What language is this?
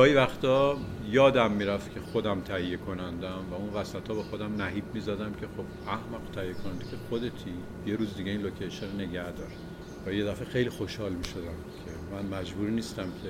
Persian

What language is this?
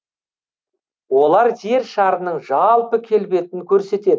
Kazakh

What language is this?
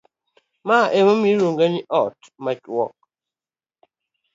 Luo (Kenya and Tanzania)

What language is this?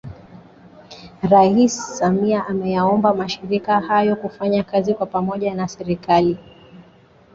Swahili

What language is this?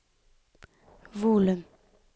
Norwegian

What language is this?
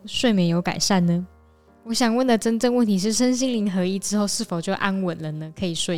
Chinese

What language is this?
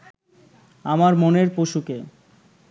Bangla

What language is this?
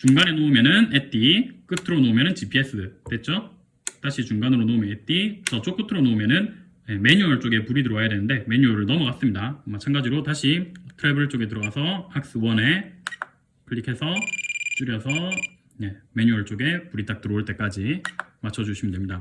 Korean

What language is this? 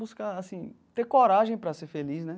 Portuguese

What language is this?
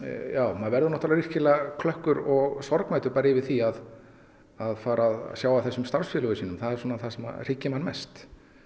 Icelandic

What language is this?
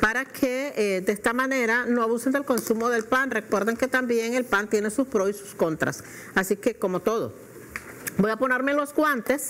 Spanish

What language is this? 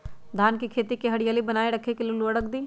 Magahi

